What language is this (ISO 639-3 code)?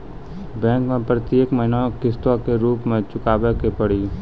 mai